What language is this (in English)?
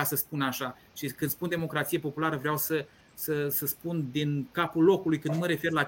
Romanian